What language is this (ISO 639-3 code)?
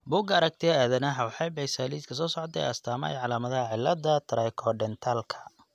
som